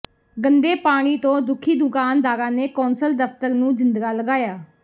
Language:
Punjabi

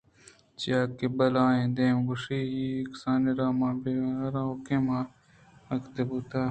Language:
Eastern Balochi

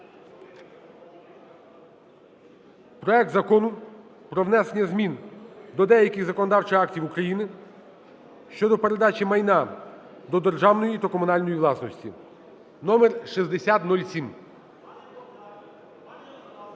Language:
Ukrainian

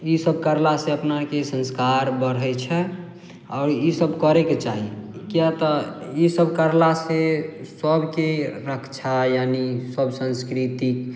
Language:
Maithili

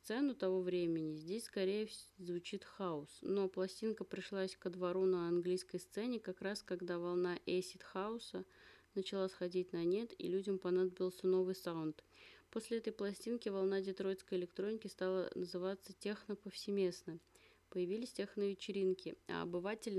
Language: Russian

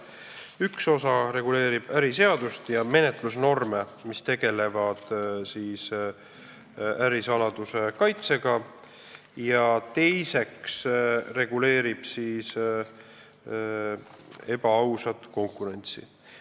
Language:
Estonian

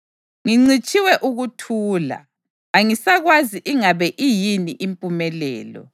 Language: North Ndebele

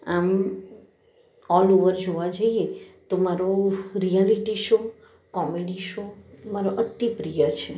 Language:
Gujarati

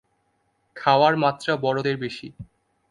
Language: Bangla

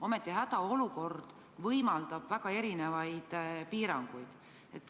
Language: Estonian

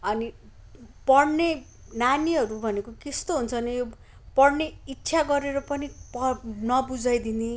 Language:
Nepali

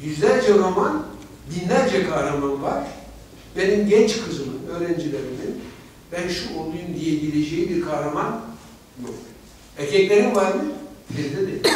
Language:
Turkish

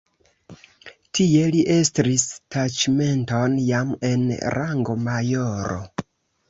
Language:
Esperanto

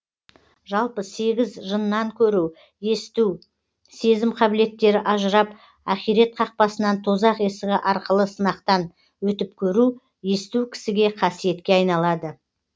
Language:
Kazakh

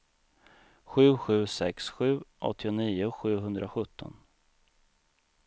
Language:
Swedish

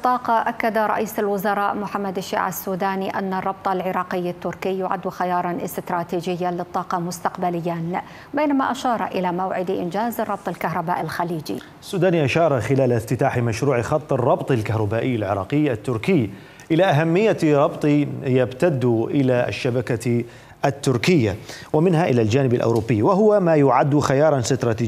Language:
Arabic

